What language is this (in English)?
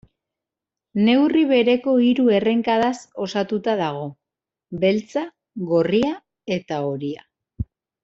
Basque